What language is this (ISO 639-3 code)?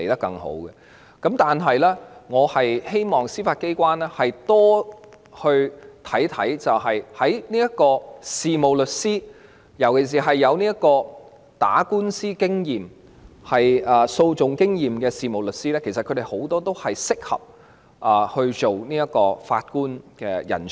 yue